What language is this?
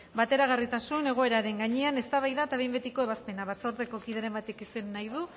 Basque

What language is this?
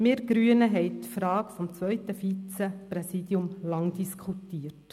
Swiss German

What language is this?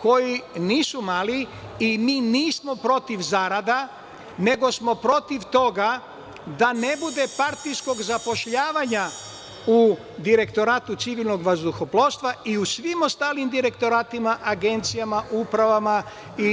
Serbian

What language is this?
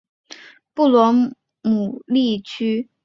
Chinese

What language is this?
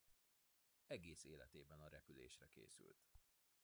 Hungarian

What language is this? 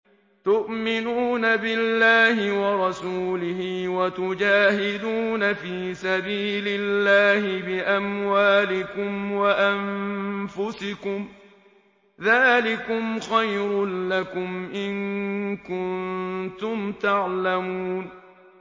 Arabic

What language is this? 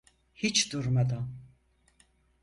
Turkish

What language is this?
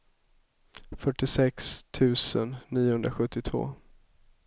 Swedish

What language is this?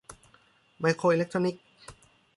Thai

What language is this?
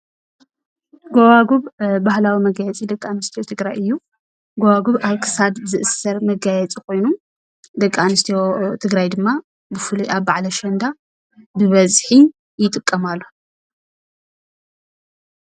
Tigrinya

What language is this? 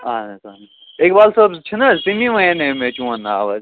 Kashmiri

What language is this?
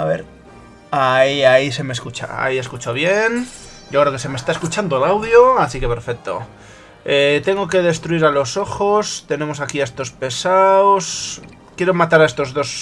Spanish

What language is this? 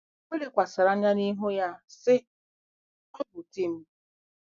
Igbo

